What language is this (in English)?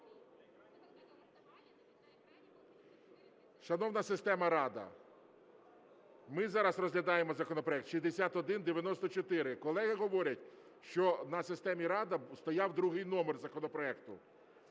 Ukrainian